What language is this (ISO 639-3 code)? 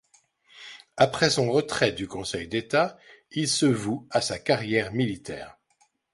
fra